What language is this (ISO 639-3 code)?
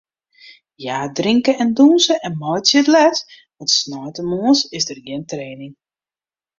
fry